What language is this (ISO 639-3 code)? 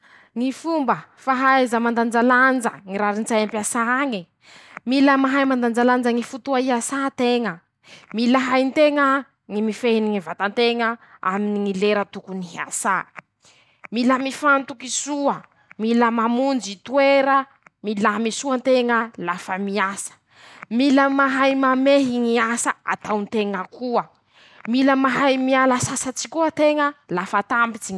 msh